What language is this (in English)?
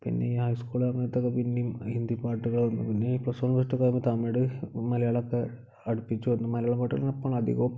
Malayalam